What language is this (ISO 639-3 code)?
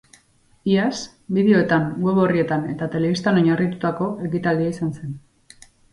eus